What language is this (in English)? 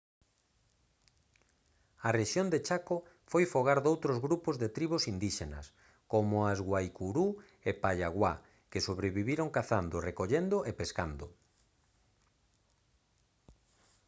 Galician